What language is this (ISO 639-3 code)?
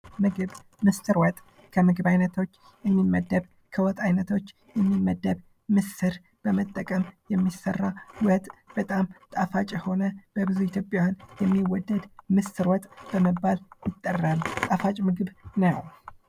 amh